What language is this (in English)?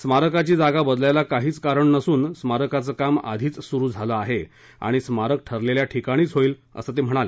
Marathi